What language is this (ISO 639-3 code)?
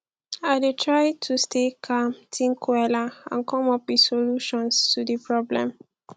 pcm